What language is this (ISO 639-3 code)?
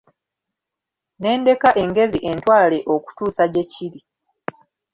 lug